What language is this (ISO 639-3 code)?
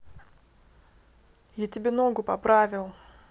rus